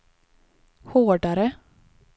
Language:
Swedish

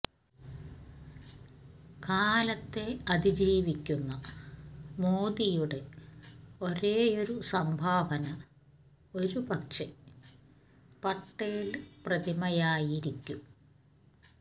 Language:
Malayalam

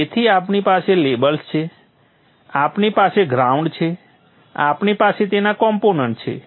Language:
Gujarati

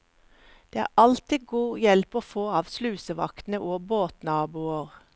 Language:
Norwegian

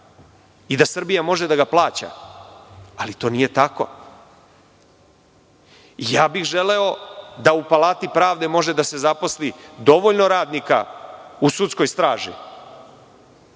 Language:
Serbian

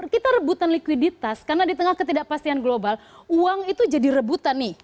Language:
Indonesian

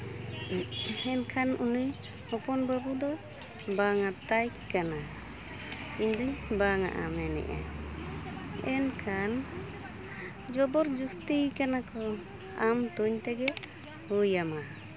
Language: Santali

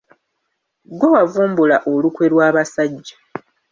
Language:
Ganda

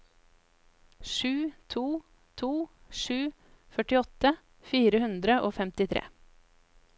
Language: Norwegian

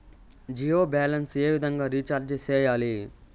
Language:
Telugu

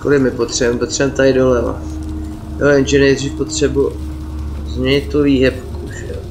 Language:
Czech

